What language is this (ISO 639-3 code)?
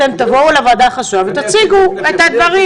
heb